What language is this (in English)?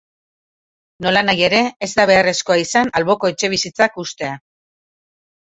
Basque